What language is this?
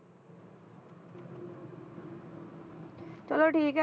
Punjabi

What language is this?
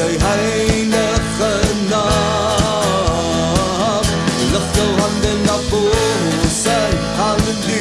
Dutch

